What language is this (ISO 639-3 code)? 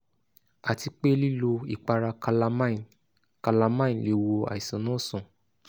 yor